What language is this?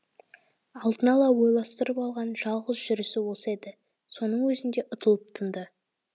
Kazakh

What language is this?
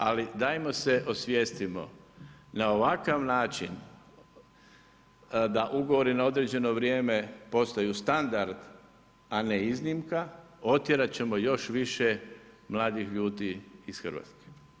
Croatian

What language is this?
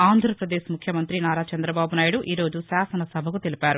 Telugu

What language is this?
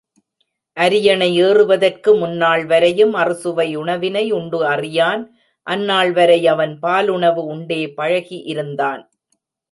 Tamil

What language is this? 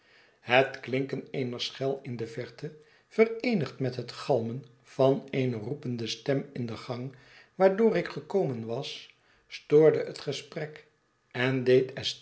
Dutch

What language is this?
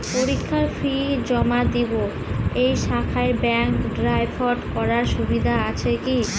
Bangla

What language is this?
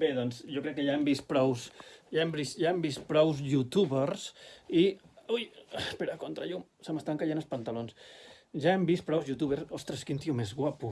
Catalan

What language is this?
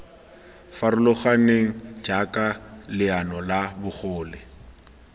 Tswana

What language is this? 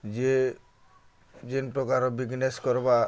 Odia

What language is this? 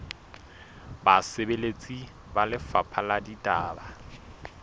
Southern Sotho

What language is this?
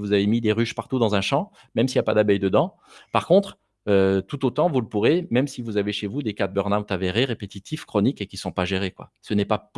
French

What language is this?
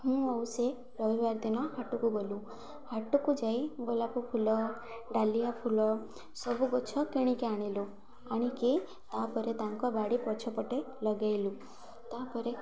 Odia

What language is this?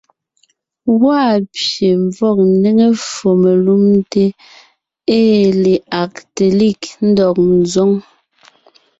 Ngiemboon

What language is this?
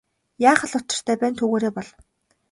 Mongolian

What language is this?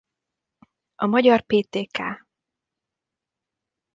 Hungarian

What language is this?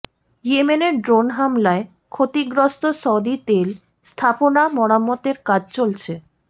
Bangla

